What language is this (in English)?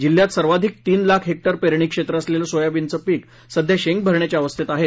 Marathi